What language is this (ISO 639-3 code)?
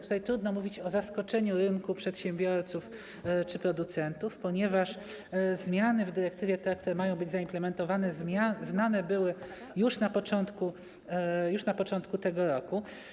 pol